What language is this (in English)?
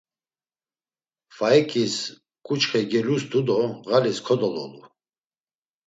Laz